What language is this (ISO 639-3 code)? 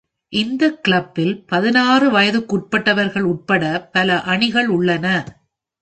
tam